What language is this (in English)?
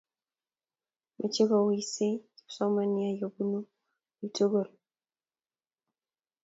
Kalenjin